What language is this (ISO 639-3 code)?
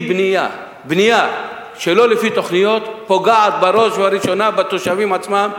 heb